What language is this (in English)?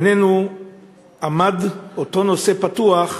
Hebrew